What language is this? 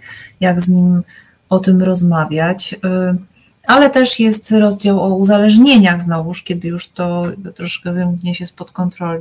Polish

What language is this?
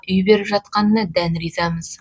Kazakh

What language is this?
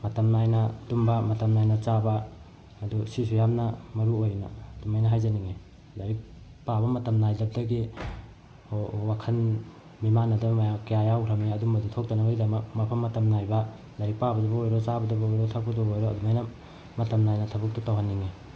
Manipuri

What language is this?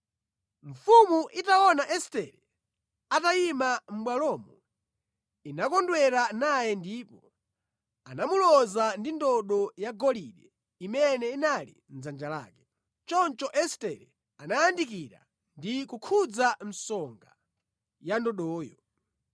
Nyanja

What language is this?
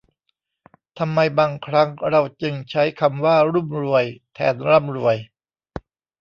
Thai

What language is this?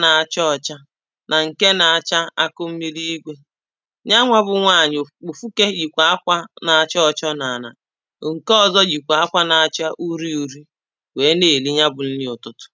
Igbo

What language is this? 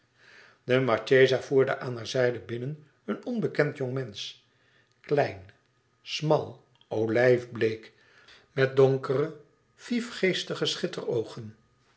Dutch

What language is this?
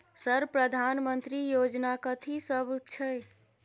Maithili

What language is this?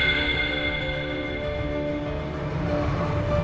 Indonesian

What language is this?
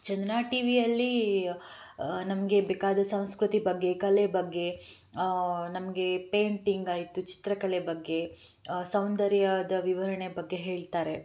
Kannada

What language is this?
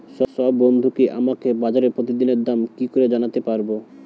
Bangla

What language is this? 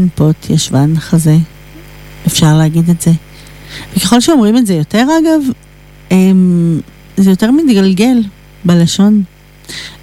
Hebrew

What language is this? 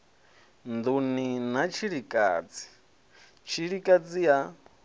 Venda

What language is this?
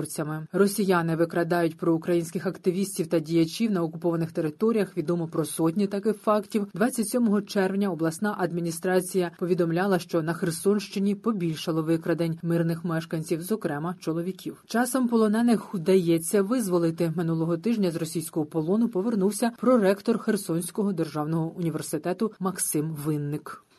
Ukrainian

